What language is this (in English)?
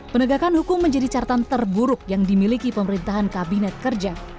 Indonesian